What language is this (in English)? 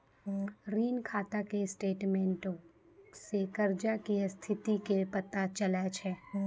Maithili